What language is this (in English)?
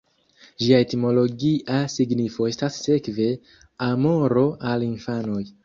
Esperanto